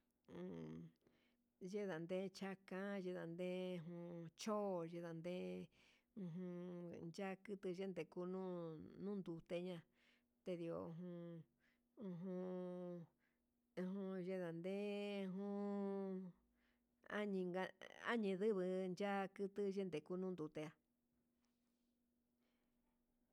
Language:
Huitepec Mixtec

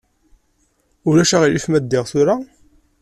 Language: Kabyle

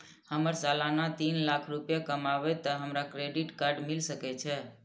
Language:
Maithili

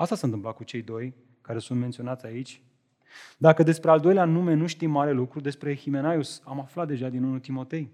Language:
Romanian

